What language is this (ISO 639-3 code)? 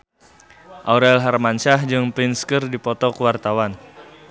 sun